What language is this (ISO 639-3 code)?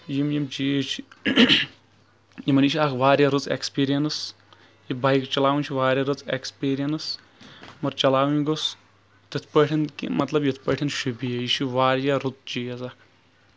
kas